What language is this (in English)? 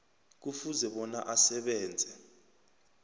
South Ndebele